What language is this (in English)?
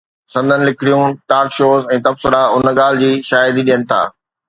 Sindhi